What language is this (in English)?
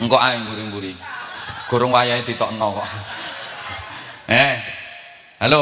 Indonesian